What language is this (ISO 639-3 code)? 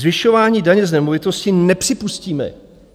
ces